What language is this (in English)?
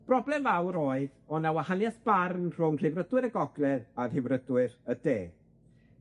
Welsh